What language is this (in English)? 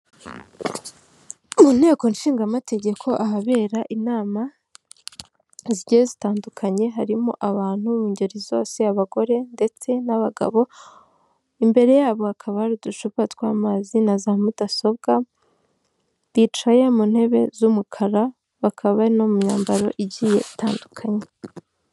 Kinyarwanda